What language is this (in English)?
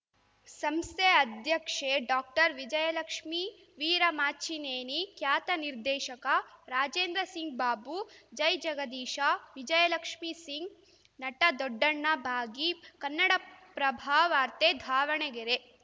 Kannada